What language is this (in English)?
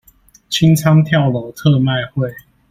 Chinese